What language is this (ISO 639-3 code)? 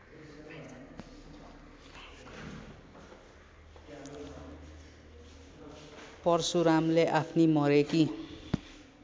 nep